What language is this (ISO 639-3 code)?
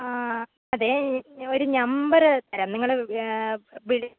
mal